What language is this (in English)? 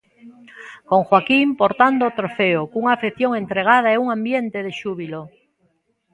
Galician